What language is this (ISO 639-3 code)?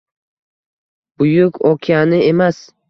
uzb